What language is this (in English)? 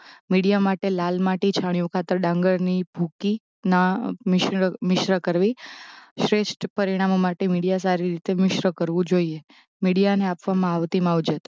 Gujarati